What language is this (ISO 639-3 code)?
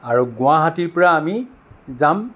asm